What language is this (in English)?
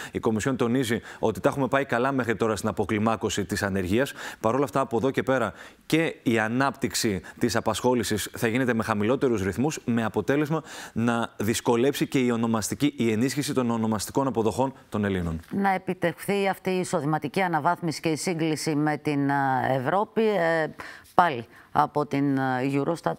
Greek